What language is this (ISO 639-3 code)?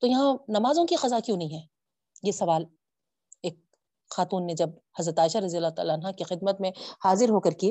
urd